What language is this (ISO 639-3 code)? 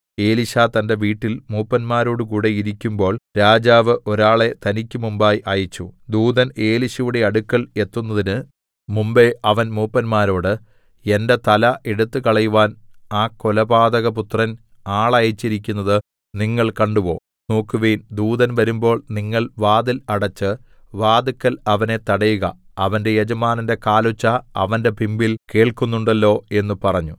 mal